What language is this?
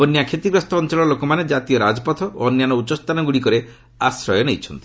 Odia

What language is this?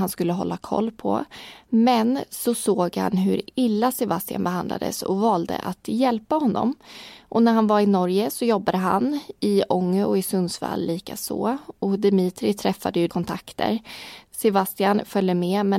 Swedish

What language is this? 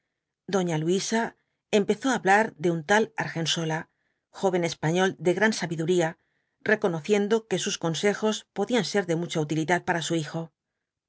Spanish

